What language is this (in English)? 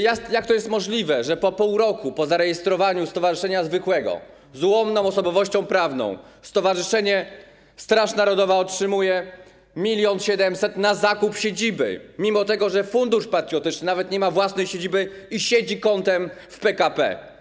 Polish